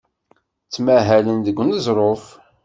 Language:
Kabyle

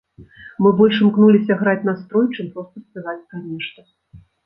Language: Belarusian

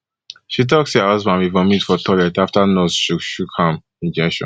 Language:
Nigerian Pidgin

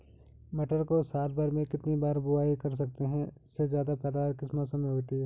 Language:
Hindi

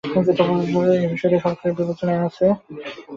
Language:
Bangla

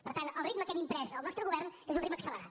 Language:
Catalan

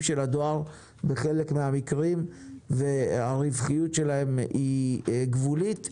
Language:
Hebrew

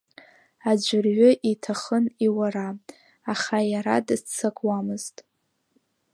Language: Abkhazian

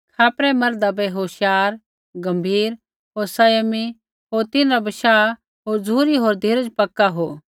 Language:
Kullu Pahari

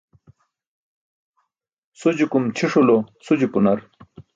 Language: Burushaski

